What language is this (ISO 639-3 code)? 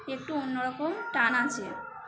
ben